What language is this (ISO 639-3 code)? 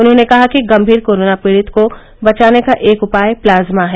hin